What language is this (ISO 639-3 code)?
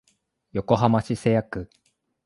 jpn